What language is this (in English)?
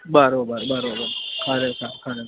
Gujarati